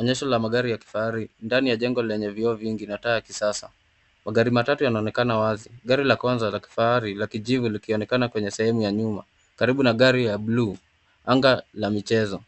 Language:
Swahili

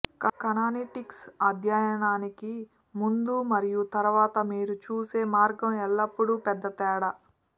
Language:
Telugu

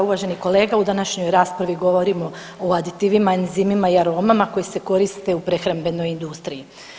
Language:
Croatian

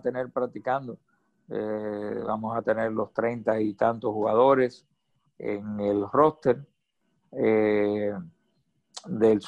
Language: Spanish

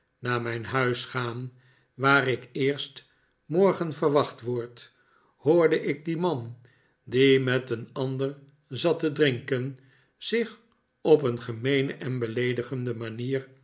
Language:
Dutch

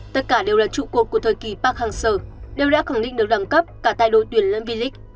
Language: Vietnamese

